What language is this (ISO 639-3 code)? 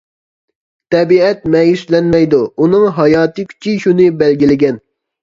uig